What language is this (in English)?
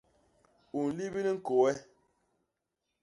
Basaa